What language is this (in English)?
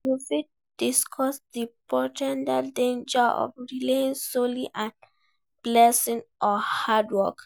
Nigerian Pidgin